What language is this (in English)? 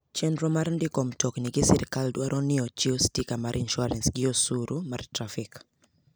Luo (Kenya and Tanzania)